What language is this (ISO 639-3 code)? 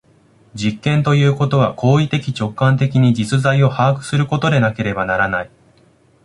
jpn